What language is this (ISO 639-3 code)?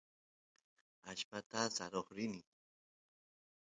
qus